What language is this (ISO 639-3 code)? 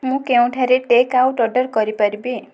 ori